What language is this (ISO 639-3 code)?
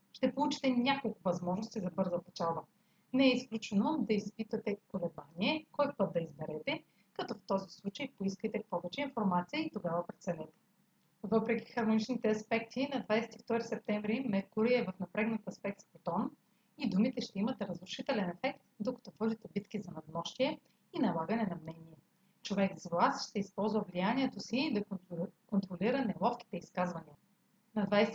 bul